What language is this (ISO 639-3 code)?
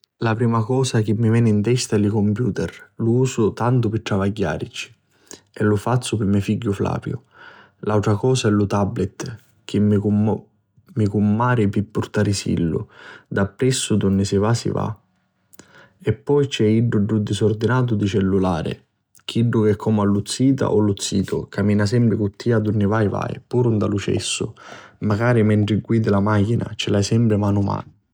scn